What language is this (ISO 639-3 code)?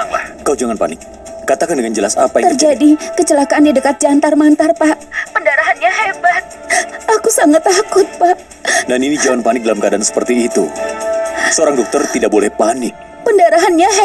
ind